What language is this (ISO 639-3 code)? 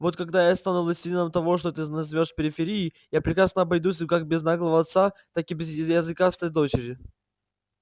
rus